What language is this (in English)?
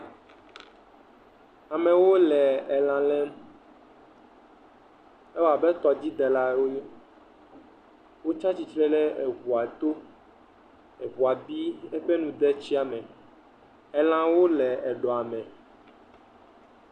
Ewe